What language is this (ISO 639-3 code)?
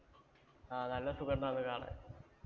mal